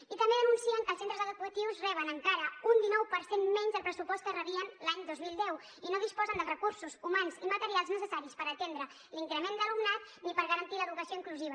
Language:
Catalan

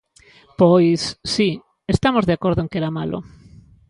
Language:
Galician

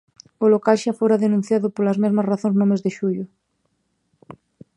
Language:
Galician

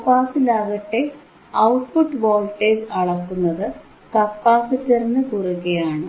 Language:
Malayalam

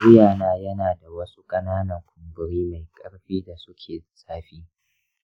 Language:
Hausa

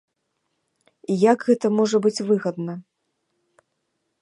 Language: Belarusian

